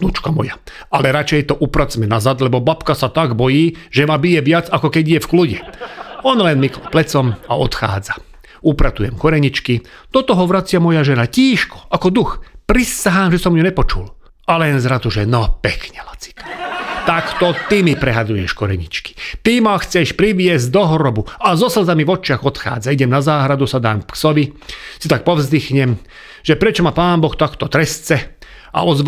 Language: Slovak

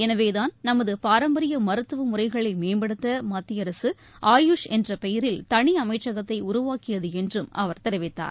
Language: Tamil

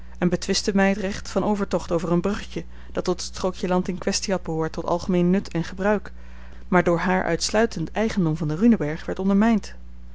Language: Dutch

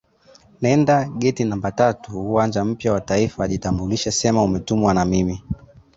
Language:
Swahili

